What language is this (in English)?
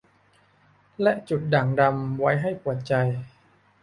Thai